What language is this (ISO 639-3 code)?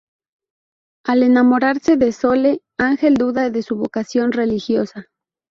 spa